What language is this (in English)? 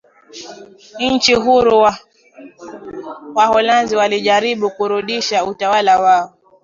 Swahili